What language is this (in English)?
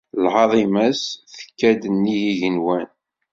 Kabyle